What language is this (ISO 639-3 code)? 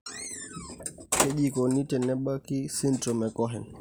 mas